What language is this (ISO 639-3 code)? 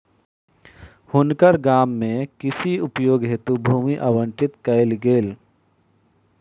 mai